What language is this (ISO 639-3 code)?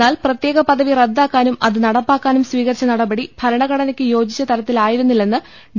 mal